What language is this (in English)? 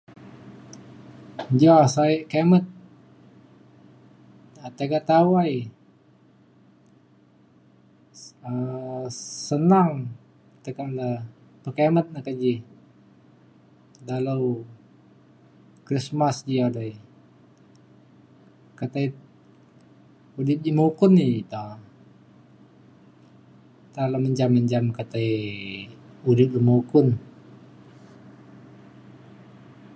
Mainstream Kenyah